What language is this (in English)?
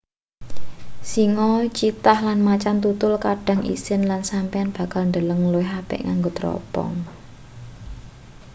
Javanese